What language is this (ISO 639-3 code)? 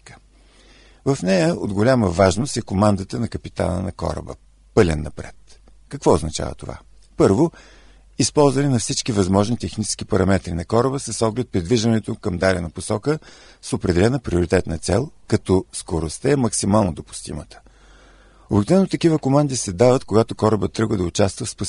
bul